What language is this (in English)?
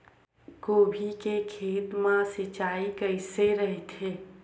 Chhattisgarhi